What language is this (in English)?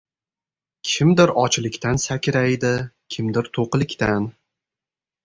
Uzbek